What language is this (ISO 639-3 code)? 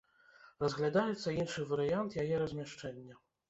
bel